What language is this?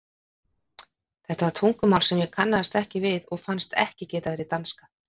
Icelandic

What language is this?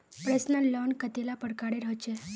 Magahi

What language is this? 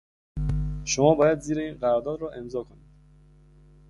Persian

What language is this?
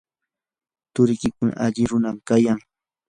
Yanahuanca Pasco Quechua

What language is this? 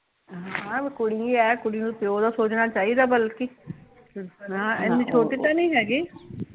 Punjabi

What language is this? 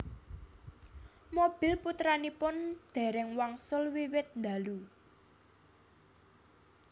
Javanese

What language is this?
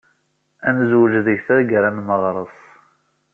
Kabyle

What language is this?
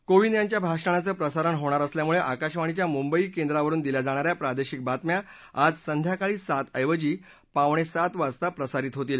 Marathi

